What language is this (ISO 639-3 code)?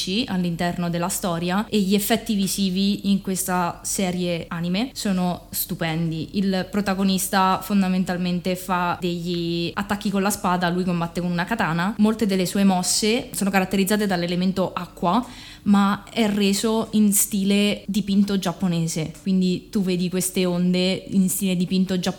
ita